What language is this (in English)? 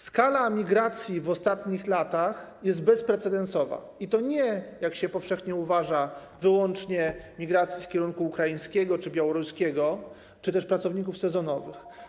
Polish